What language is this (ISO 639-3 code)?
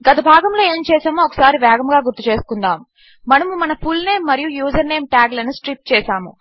tel